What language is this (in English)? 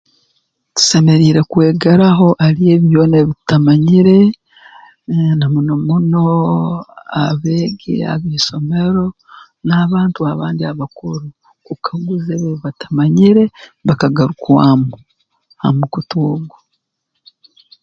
Tooro